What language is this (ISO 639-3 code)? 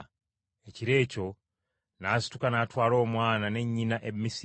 lug